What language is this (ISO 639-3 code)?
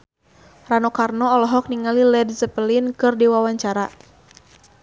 sun